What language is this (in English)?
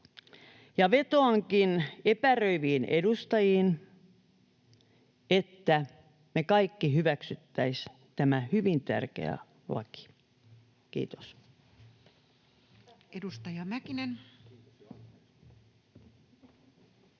Finnish